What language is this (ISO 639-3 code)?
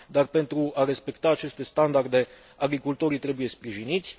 ron